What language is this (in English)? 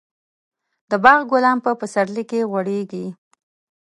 Pashto